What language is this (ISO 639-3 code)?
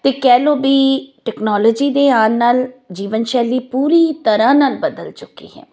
pan